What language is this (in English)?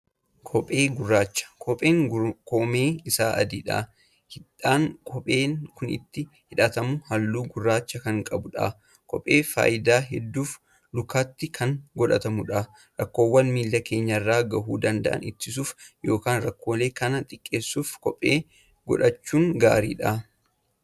Oromo